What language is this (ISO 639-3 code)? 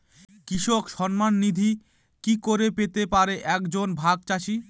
ben